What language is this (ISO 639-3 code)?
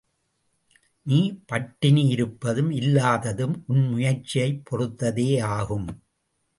tam